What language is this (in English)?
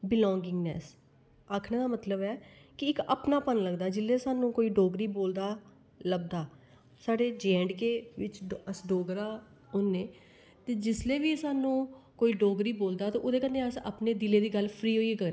Dogri